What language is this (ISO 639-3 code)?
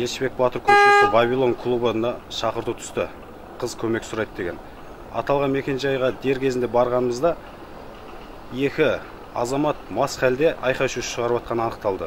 rus